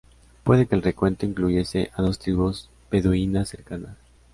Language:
Spanish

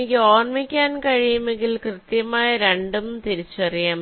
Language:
Malayalam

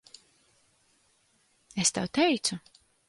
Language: Latvian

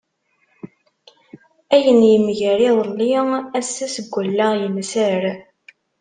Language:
Kabyle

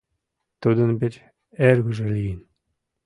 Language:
Mari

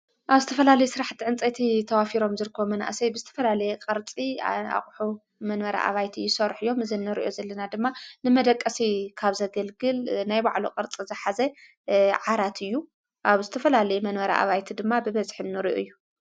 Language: Tigrinya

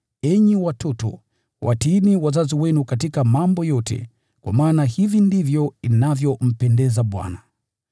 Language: Swahili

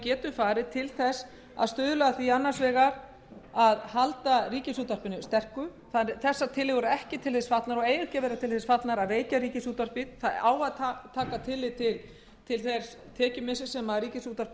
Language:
Icelandic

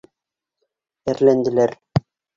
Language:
Bashkir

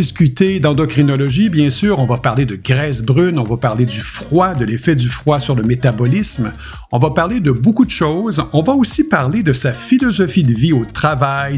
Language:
French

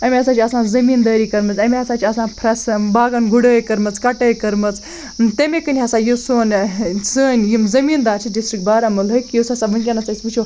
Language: Kashmiri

